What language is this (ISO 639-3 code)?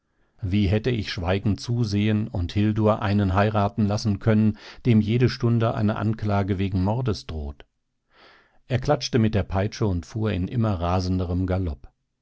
deu